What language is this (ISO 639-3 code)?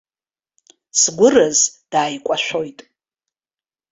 abk